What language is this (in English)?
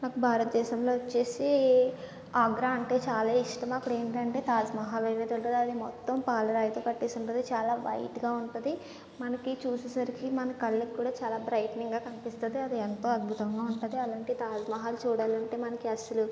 Telugu